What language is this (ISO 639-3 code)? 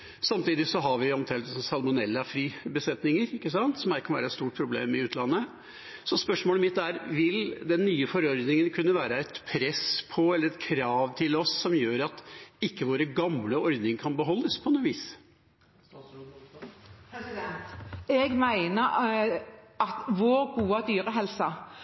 nob